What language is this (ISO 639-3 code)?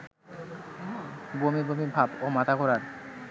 ben